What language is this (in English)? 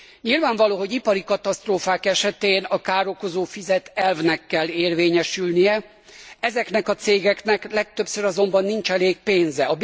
Hungarian